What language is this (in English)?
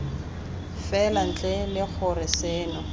Tswana